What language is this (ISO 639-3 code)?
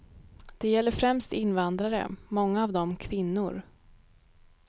swe